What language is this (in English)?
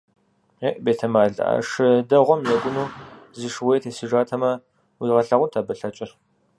Kabardian